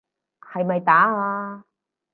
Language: Cantonese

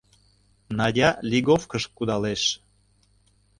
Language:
Mari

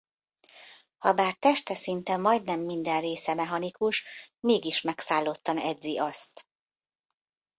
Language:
Hungarian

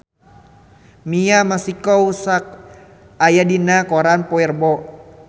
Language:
Sundanese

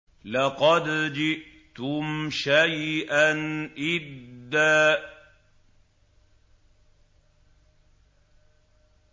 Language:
Arabic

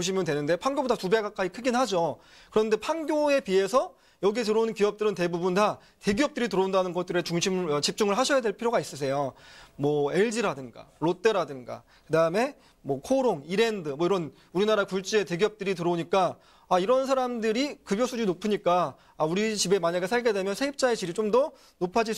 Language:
Korean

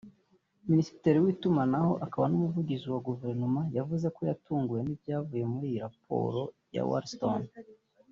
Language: Kinyarwanda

